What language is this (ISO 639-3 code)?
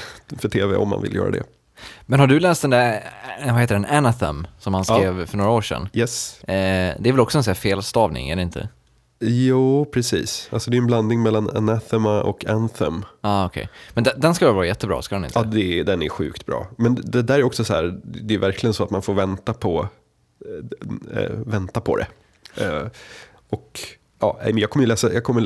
swe